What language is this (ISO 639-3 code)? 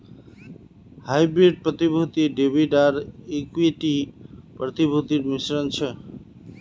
mag